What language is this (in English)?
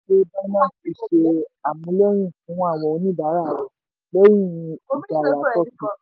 Yoruba